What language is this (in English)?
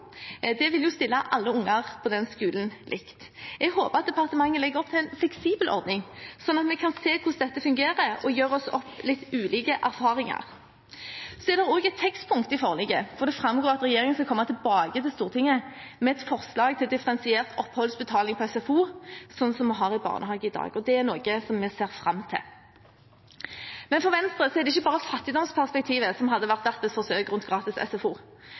Norwegian Bokmål